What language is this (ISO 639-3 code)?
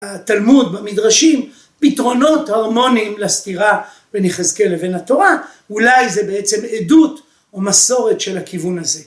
heb